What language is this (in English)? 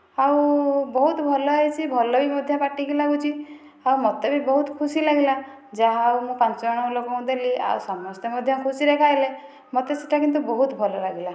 Odia